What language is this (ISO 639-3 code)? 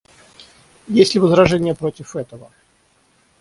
rus